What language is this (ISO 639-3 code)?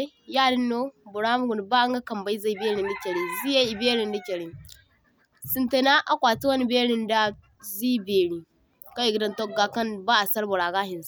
dje